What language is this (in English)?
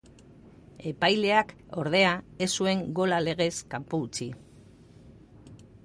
Basque